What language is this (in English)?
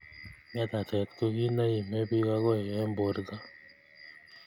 Kalenjin